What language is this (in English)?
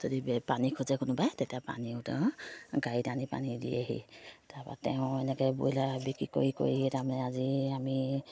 Assamese